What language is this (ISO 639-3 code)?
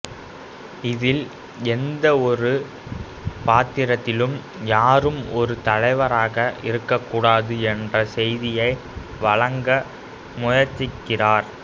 tam